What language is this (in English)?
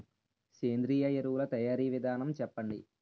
Telugu